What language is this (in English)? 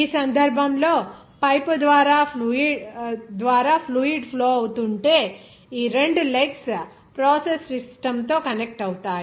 Telugu